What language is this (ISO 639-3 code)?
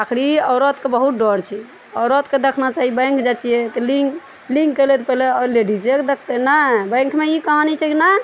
mai